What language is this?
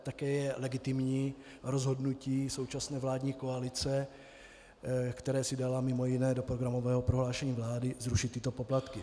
Czech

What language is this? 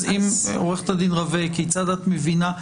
Hebrew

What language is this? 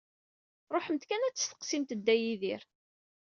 Kabyle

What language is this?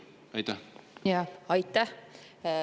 Estonian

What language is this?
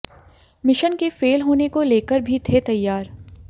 Hindi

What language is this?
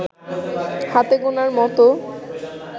Bangla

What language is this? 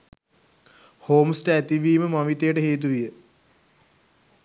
Sinhala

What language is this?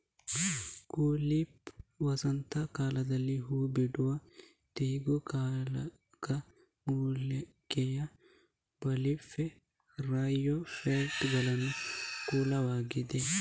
Kannada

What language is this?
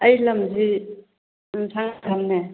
Manipuri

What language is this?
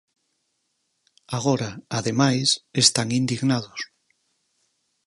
Galician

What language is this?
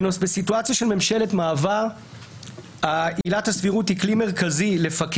Hebrew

